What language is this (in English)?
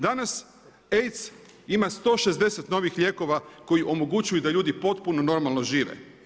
Croatian